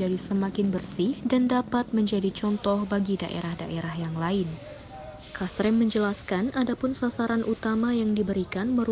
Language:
Indonesian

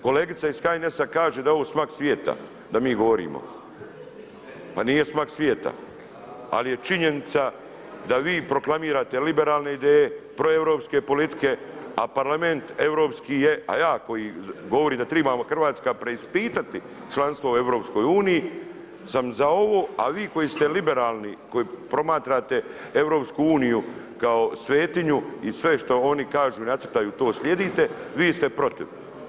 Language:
Croatian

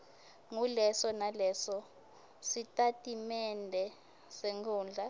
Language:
Swati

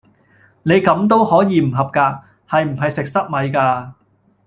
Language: Cantonese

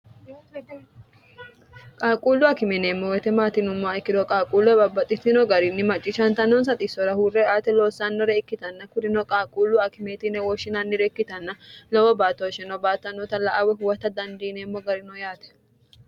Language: Sidamo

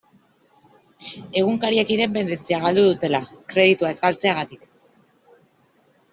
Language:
Basque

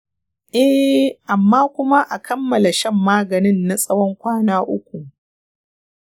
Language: Hausa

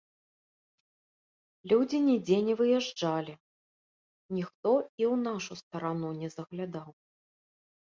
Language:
Belarusian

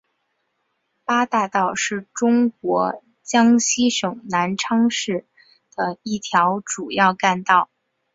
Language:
Chinese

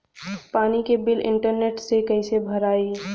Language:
Bhojpuri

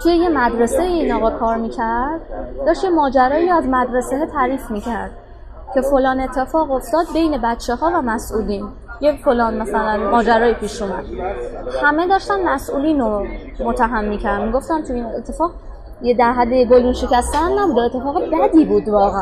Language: Persian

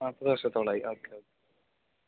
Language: Malayalam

